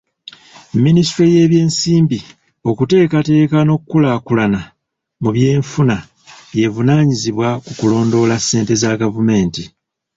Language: Ganda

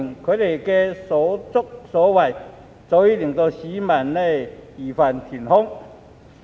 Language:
Cantonese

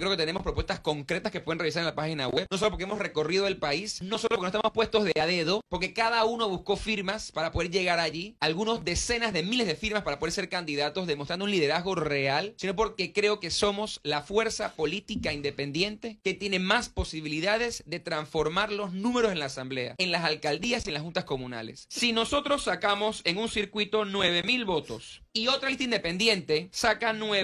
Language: Spanish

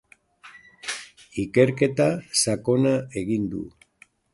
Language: Basque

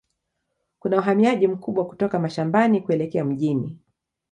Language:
Swahili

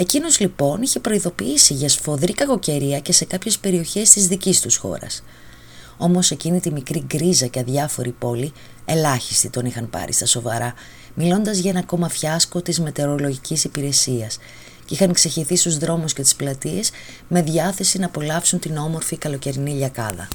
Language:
Greek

